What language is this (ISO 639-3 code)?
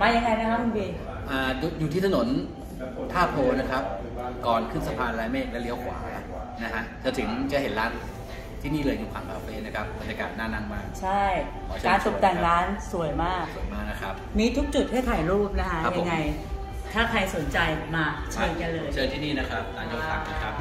tha